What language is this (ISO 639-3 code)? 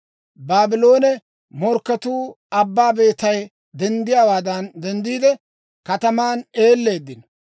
dwr